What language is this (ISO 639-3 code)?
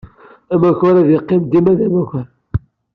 kab